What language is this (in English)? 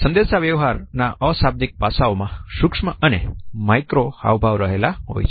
Gujarati